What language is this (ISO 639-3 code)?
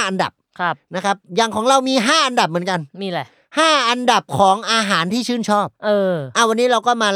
tha